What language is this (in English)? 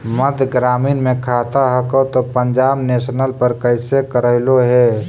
Magahi